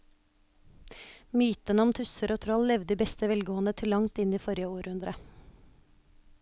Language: Norwegian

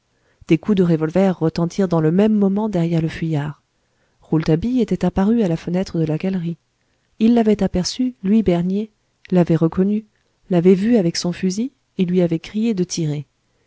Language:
French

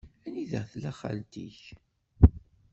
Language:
Kabyle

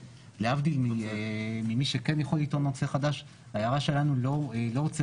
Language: Hebrew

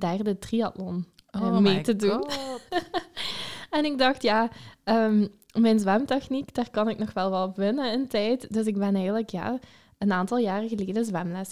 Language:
Dutch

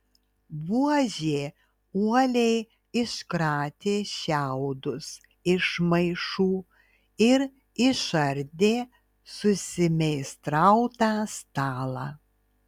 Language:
Lithuanian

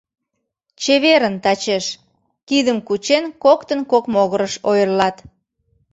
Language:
Mari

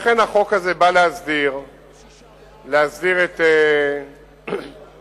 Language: Hebrew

